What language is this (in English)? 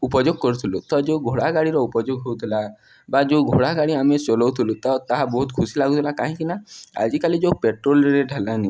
Odia